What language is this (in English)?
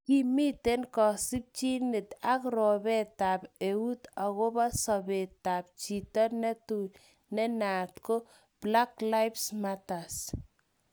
Kalenjin